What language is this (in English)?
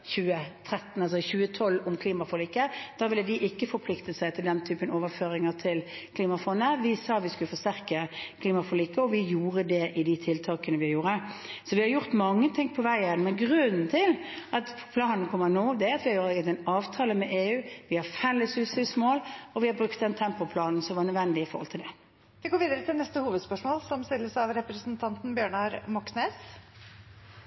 Norwegian